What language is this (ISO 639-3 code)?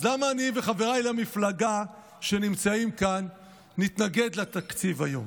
heb